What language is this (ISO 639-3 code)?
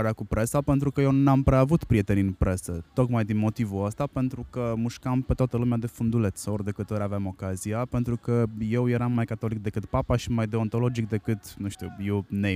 ron